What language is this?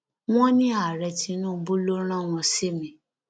Yoruba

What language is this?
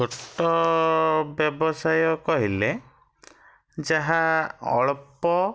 Odia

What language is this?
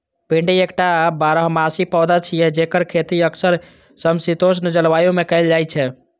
Maithili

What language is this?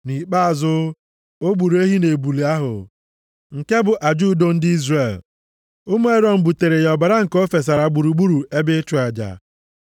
Igbo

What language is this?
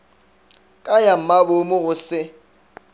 Northern Sotho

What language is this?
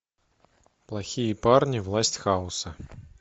Russian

